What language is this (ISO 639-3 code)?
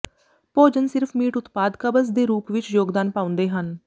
pan